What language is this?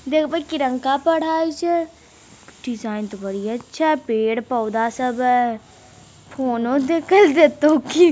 Magahi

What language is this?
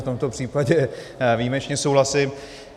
Czech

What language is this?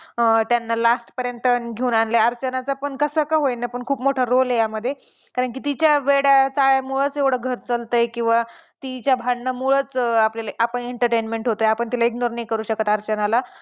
Marathi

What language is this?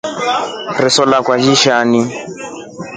Rombo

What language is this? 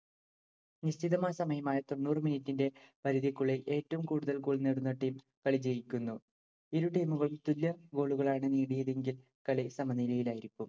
Malayalam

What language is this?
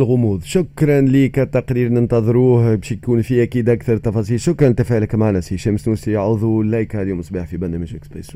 Arabic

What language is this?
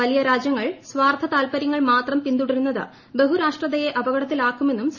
Malayalam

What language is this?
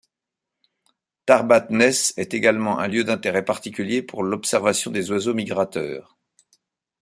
French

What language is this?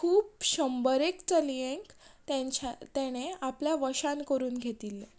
Konkani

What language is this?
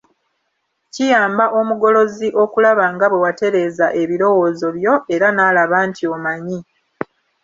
Ganda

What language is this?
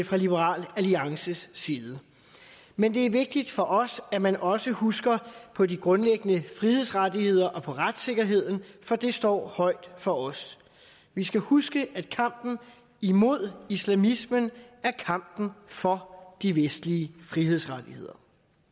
Danish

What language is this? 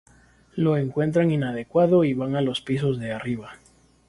Spanish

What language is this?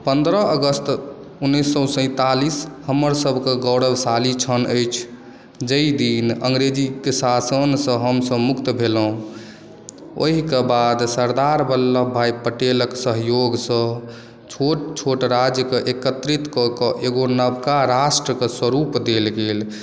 Maithili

